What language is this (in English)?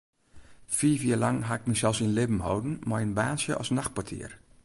Western Frisian